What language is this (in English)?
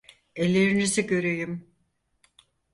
Turkish